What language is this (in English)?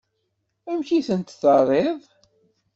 Kabyle